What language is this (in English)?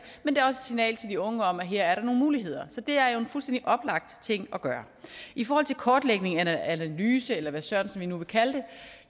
Danish